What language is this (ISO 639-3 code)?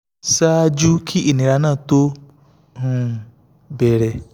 yor